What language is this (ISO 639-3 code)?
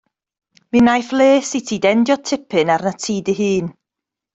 cym